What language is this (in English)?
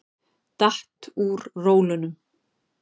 Icelandic